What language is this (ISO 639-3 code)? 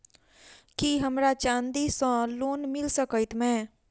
mai